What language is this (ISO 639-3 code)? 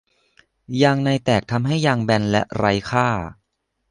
tha